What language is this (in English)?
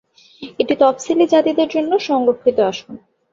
Bangla